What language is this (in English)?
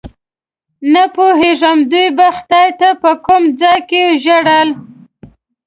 Pashto